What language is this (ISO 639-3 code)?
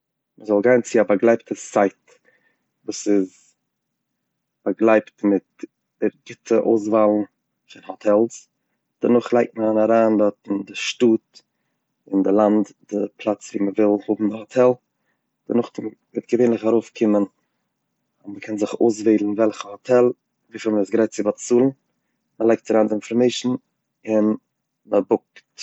yid